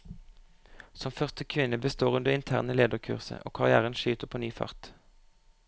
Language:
Norwegian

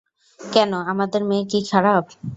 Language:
Bangla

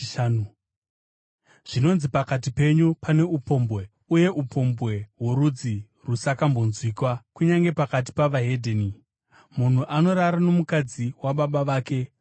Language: Shona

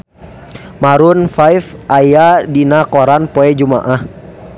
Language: Sundanese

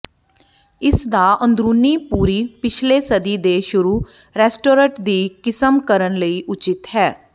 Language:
Punjabi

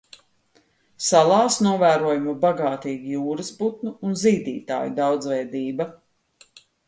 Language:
Latvian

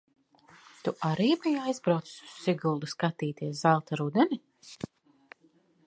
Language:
Latvian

